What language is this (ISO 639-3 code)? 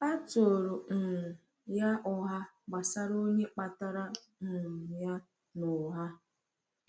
ibo